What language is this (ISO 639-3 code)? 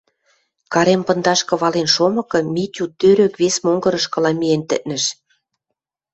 mrj